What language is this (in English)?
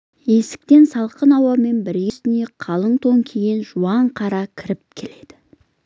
Kazakh